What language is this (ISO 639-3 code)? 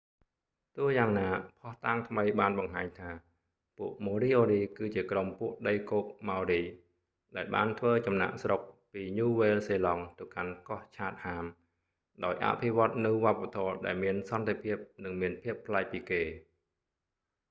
khm